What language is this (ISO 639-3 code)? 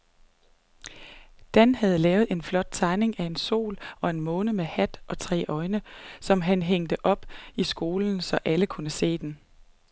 dan